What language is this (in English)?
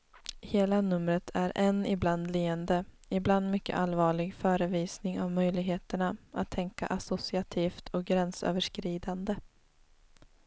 Swedish